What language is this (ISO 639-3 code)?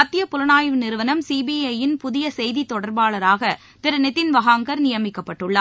tam